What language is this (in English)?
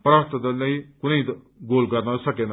Nepali